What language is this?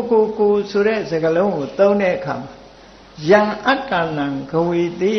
Vietnamese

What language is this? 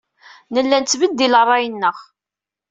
Kabyle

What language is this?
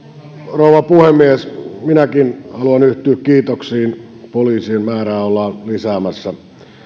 Finnish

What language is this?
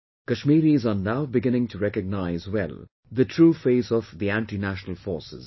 English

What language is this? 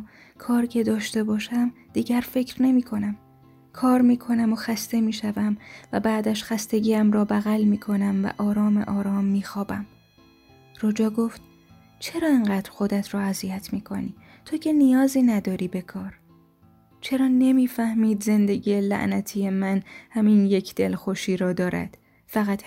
Persian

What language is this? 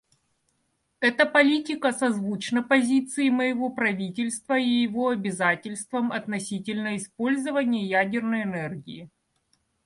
Russian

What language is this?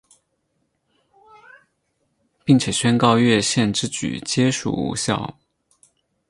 Chinese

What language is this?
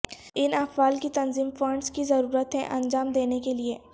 Urdu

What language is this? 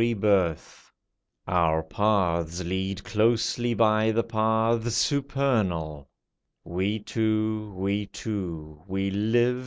English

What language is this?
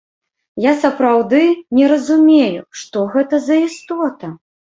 Belarusian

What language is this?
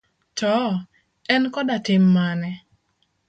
Luo (Kenya and Tanzania)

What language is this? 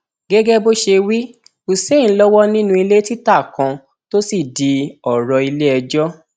Yoruba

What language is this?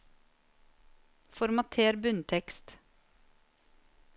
Norwegian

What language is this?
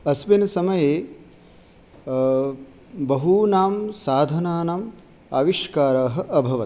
Sanskrit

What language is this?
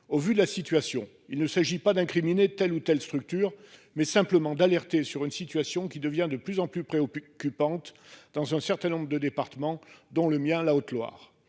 French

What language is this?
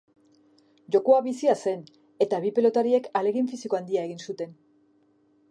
Basque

